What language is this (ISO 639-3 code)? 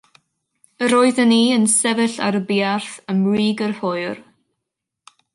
cym